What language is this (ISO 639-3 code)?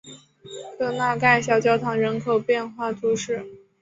zho